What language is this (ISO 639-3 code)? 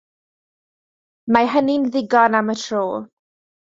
cym